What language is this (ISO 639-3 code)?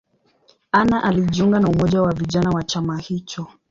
swa